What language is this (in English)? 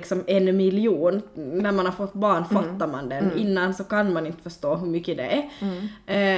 Swedish